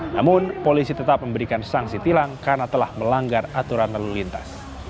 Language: Indonesian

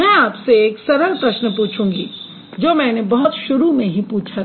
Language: Hindi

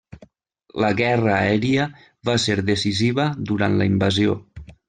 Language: Catalan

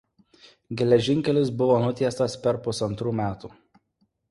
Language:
Lithuanian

